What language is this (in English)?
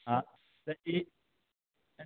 Maithili